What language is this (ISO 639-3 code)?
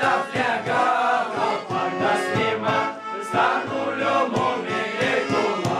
ron